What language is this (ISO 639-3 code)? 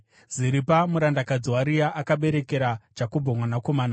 sna